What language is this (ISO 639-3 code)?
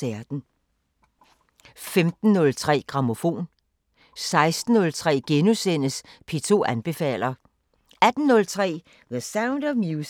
dan